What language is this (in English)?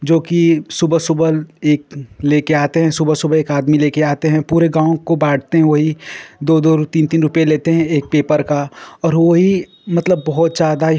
Hindi